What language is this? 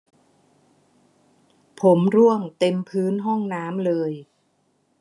Thai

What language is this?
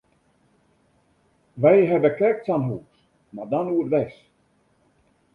Western Frisian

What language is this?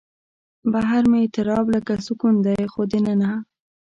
Pashto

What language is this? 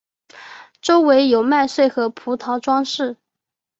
Chinese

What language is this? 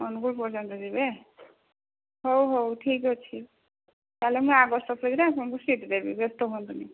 Odia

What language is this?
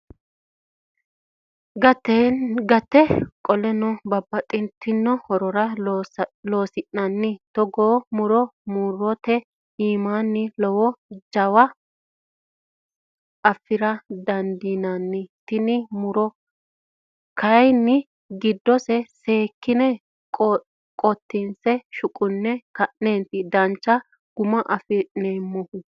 Sidamo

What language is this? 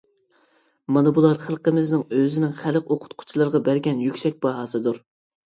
Uyghur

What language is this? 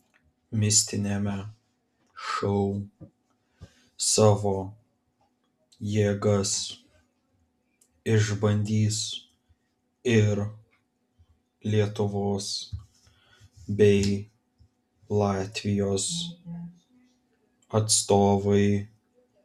Lithuanian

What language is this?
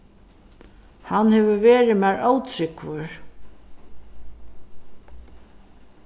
Faroese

